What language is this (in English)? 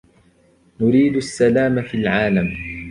Arabic